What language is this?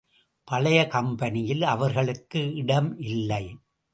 Tamil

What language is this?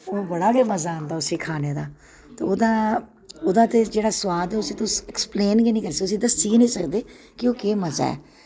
Dogri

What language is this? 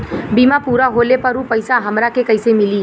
Bhojpuri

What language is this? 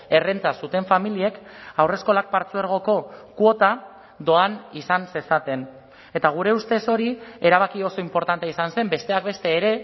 Basque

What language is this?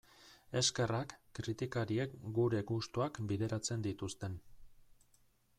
Basque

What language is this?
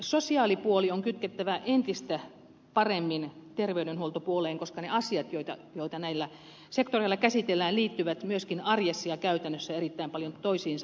Finnish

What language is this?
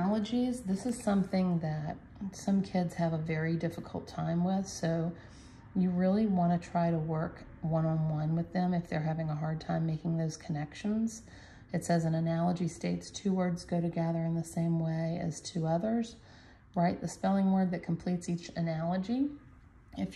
English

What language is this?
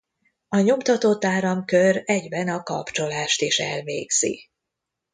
Hungarian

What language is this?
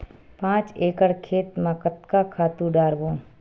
Chhattisgarhi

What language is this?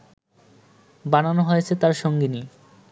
Bangla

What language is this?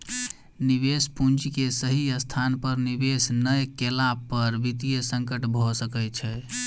Maithili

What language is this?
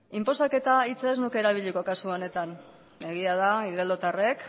Basque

